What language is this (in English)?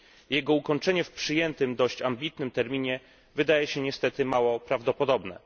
Polish